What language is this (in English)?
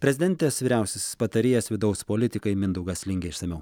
Lithuanian